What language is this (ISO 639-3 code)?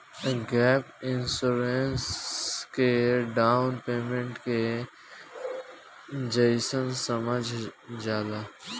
bho